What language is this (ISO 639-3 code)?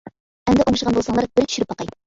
uig